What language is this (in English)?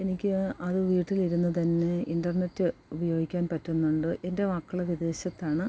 Malayalam